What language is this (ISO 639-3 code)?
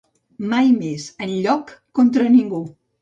cat